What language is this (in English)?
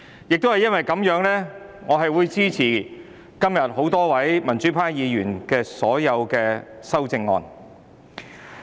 Cantonese